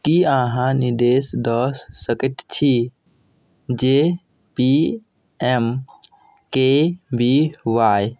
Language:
Maithili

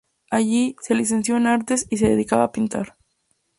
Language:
Spanish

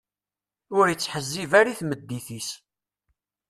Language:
Kabyle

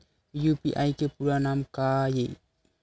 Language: Chhattisgarhi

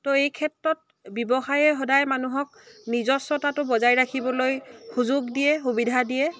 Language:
Assamese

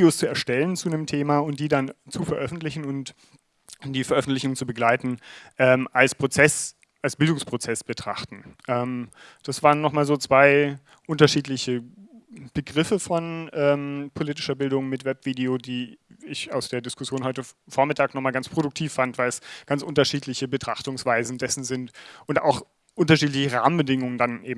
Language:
German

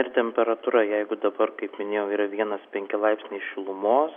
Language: Lithuanian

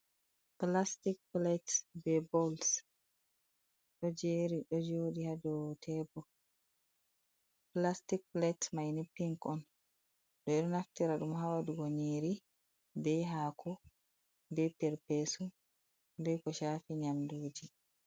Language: Fula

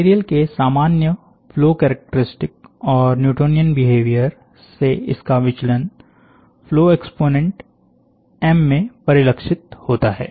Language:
Hindi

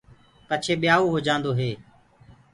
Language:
Gurgula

